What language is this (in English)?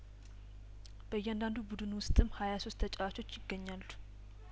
Amharic